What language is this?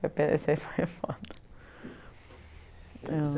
Portuguese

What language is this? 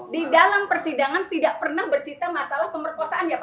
Indonesian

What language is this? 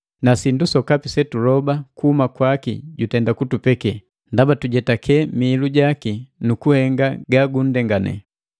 Matengo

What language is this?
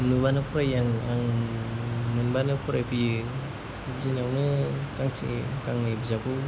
Bodo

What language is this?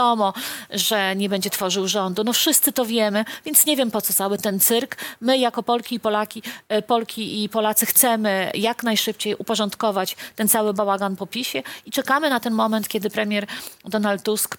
Polish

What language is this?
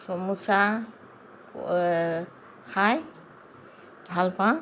Assamese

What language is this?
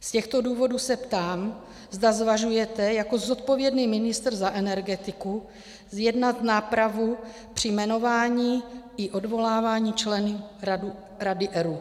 Czech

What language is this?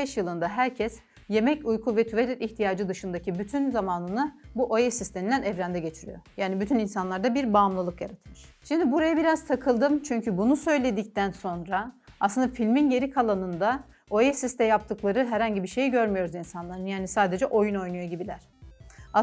Turkish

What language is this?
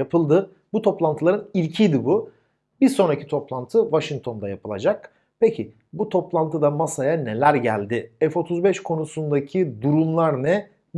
Turkish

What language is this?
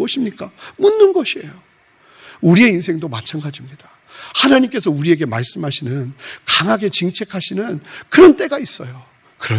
Korean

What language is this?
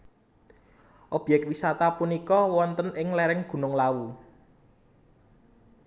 Javanese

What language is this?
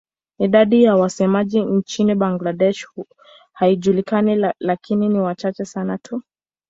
Swahili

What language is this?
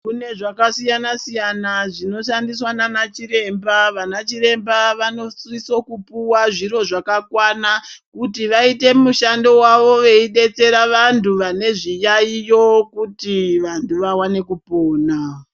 Ndau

